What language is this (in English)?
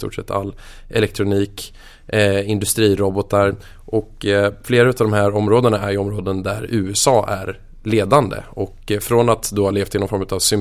Swedish